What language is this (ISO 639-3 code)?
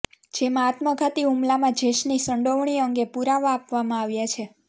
guj